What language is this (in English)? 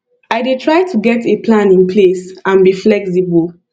Nigerian Pidgin